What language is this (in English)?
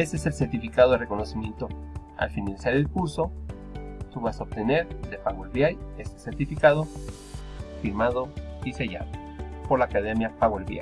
Spanish